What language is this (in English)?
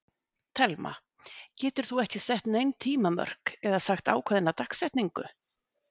Icelandic